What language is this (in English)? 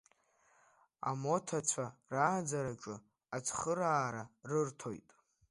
Abkhazian